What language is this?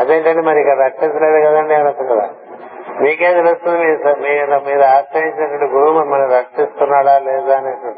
Telugu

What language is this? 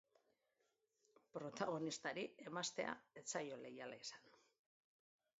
Basque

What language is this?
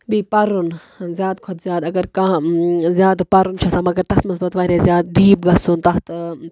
Kashmiri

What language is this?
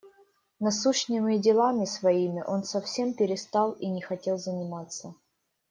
Russian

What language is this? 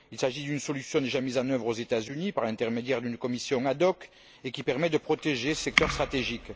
French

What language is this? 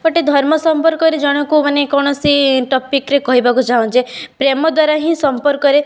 Odia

